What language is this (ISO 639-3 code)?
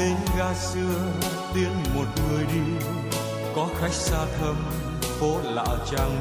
vie